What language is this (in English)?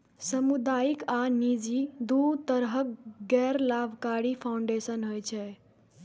Maithili